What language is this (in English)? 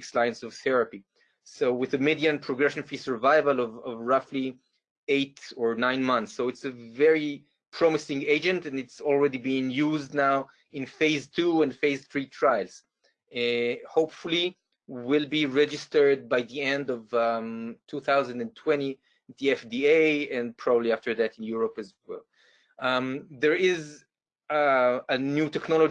English